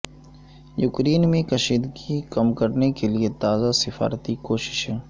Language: Urdu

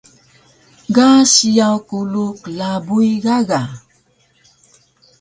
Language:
Taroko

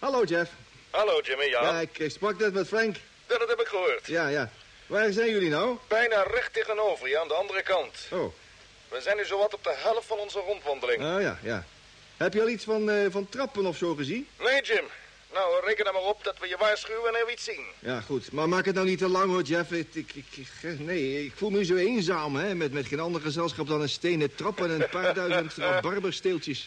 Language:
Dutch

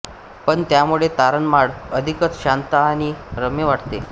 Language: Marathi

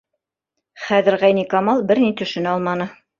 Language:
Bashkir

